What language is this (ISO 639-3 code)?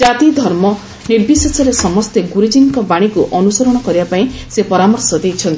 ori